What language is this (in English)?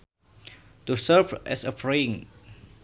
Sundanese